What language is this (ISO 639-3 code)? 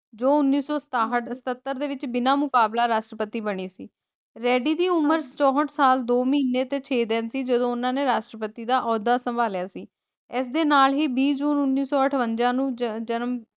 pan